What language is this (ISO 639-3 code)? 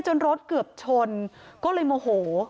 tha